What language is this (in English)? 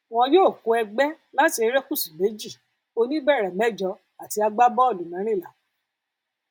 Yoruba